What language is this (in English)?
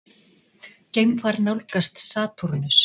Icelandic